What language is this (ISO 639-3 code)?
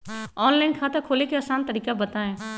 mag